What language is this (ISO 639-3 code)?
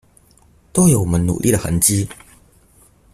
zho